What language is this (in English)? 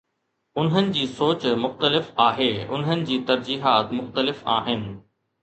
Sindhi